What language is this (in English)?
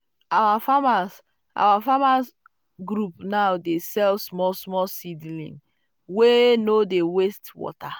Nigerian Pidgin